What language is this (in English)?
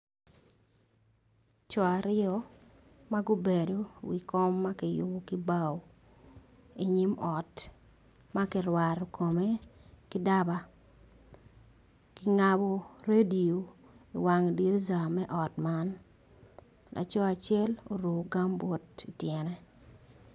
Acoli